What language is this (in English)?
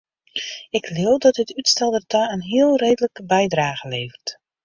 Western Frisian